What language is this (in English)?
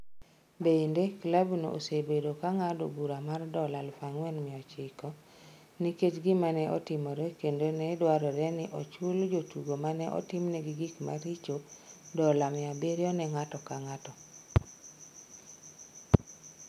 Luo (Kenya and Tanzania)